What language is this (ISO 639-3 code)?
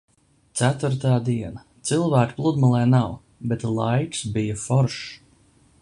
lav